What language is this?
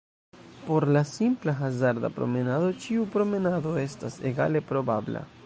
Esperanto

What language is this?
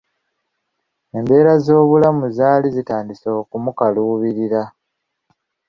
Ganda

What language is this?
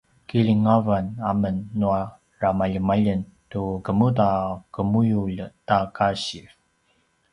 Paiwan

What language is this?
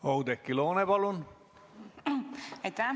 Estonian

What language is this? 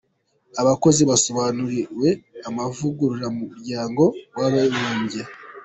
Kinyarwanda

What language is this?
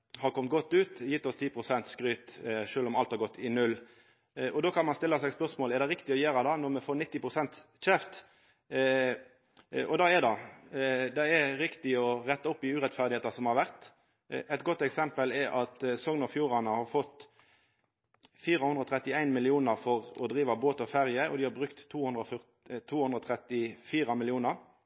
Norwegian Nynorsk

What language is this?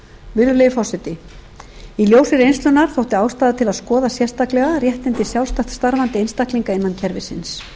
Icelandic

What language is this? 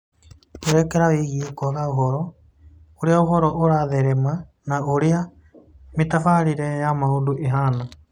Kikuyu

